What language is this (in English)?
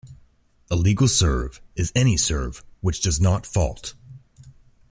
English